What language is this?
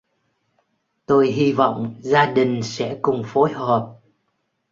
Vietnamese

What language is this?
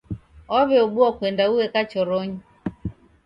Taita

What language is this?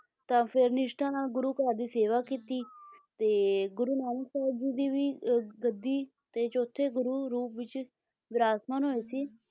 Punjabi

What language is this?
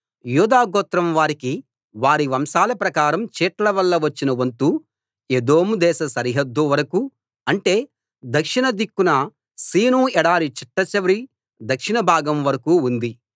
Telugu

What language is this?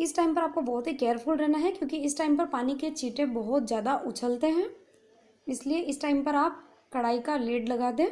Hindi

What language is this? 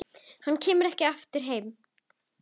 Icelandic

